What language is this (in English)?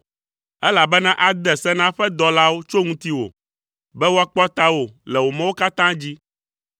Ewe